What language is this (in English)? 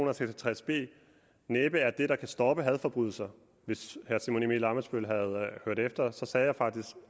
Danish